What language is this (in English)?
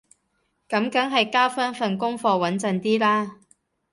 Cantonese